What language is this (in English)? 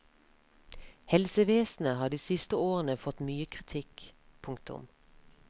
Norwegian